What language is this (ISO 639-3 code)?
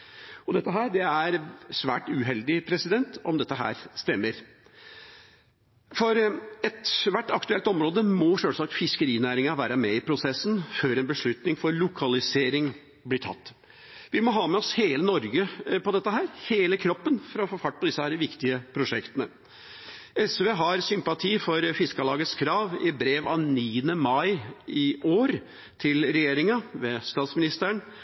nob